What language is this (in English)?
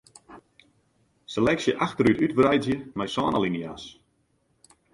Western Frisian